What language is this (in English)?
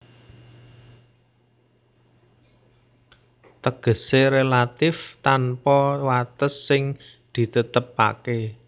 Javanese